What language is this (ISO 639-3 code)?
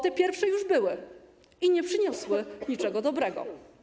pol